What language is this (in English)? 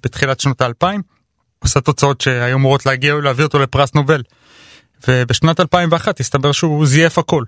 Hebrew